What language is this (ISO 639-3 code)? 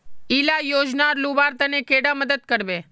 mag